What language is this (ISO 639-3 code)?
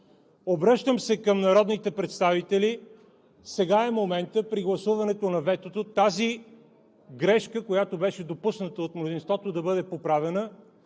bul